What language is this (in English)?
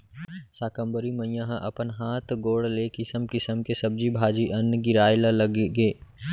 Chhattisgarhi